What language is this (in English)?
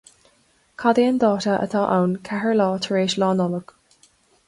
Irish